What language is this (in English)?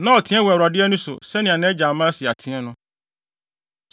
Akan